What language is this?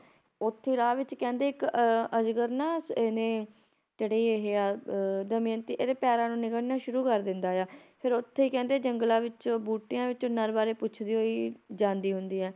Punjabi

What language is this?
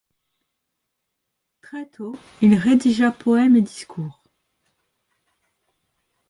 French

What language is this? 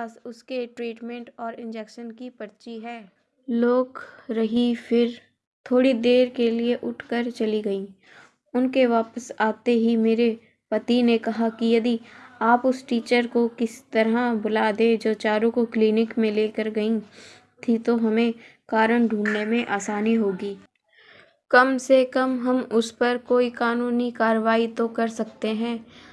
Hindi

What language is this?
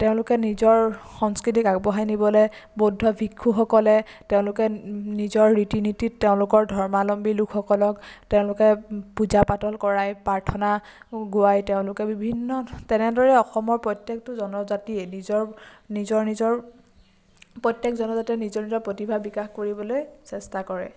Assamese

